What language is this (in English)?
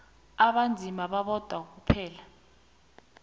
South Ndebele